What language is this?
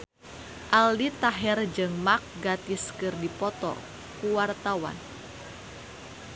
Sundanese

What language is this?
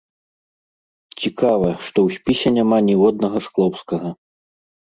Belarusian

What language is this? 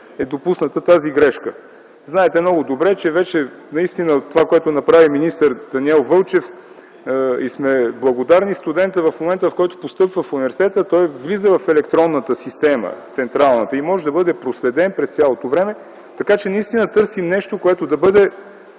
Bulgarian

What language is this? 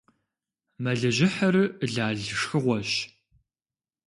Kabardian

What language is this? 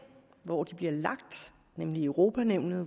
Danish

